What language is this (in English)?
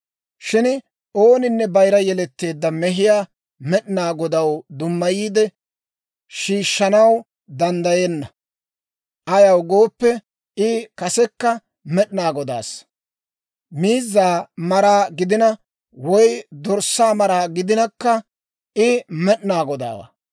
Dawro